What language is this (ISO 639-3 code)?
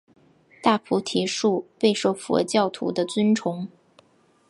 zho